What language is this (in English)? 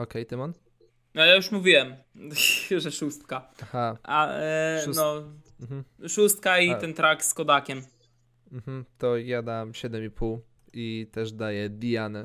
Polish